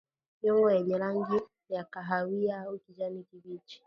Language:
Swahili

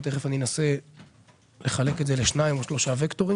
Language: Hebrew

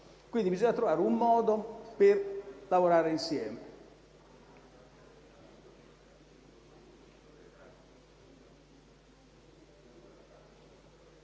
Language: Italian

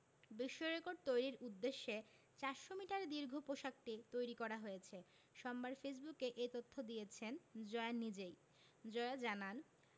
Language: Bangla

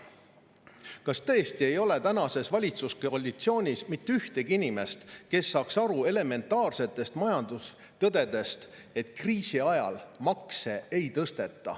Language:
Estonian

